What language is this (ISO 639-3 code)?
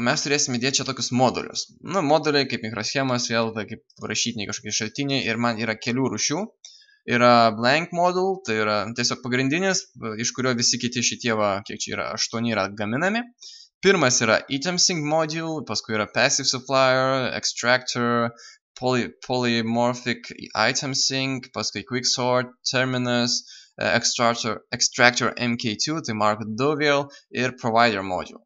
lit